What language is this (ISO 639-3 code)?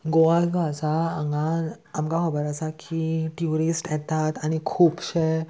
kok